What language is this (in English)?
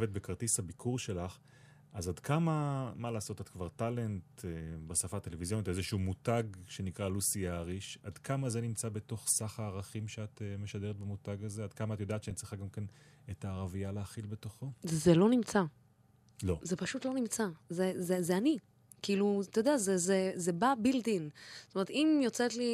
Hebrew